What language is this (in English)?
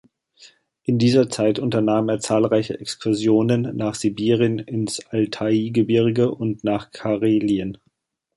German